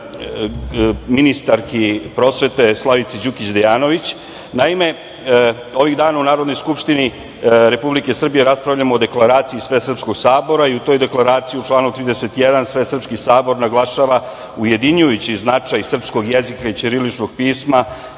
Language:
Serbian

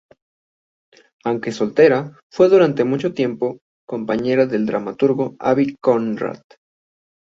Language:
Spanish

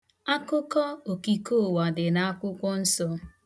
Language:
Igbo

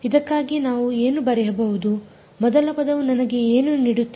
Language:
Kannada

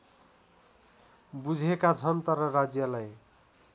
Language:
Nepali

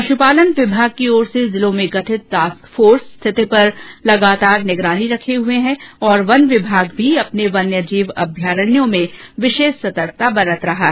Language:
Hindi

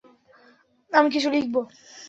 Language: Bangla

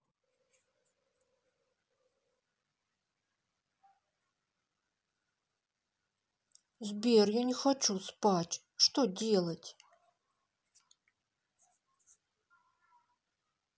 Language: Russian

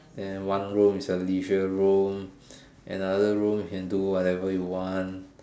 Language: English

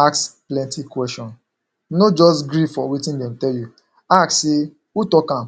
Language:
Nigerian Pidgin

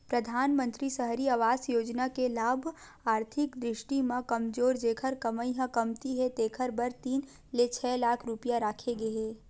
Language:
Chhattisgarhi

